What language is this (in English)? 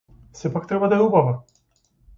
Macedonian